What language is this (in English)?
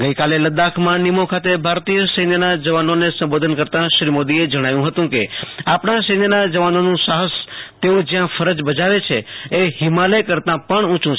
Gujarati